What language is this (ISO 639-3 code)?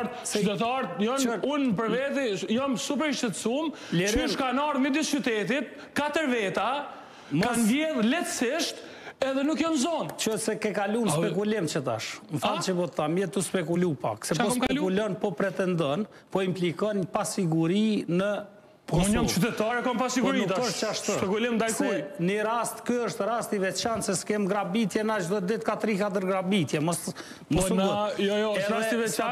ron